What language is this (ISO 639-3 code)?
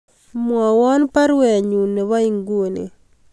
kln